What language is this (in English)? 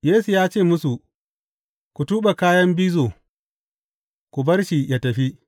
Hausa